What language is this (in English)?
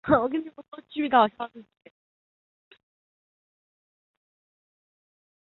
Chinese